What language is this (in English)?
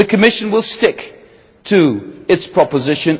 English